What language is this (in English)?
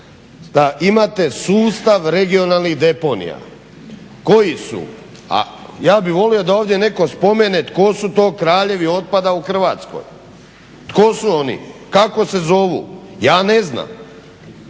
Croatian